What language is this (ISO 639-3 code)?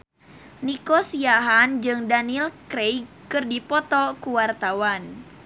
sun